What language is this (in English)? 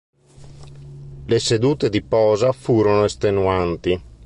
Italian